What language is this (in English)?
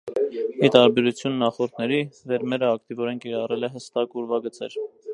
Armenian